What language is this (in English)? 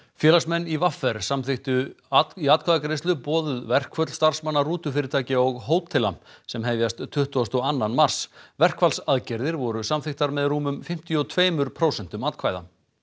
Icelandic